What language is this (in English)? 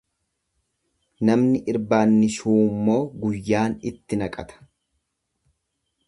Oromo